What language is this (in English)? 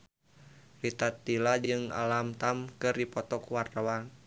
Sundanese